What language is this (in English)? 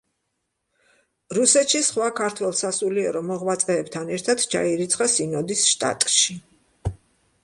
Georgian